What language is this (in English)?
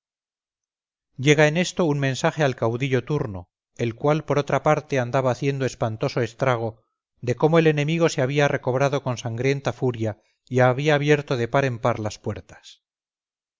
Spanish